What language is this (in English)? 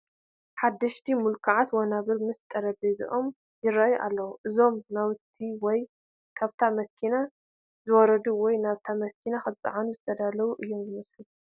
Tigrinya